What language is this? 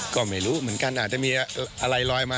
Thai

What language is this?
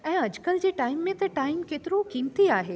Sindhi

